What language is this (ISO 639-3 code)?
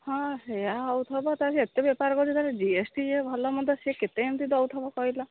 ori